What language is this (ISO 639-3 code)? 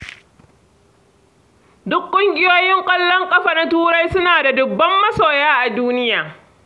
hau